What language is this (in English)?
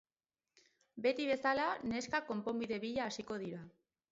Basque